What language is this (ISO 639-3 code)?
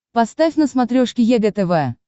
rus